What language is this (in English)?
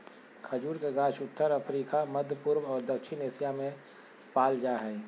Magahi